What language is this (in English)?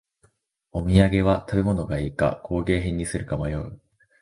Japanese